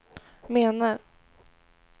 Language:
Swedish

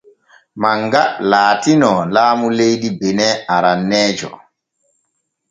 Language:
Borgu Fulfulde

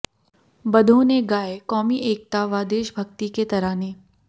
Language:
Hindi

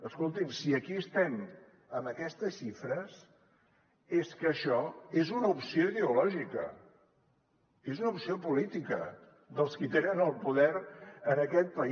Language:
Catalan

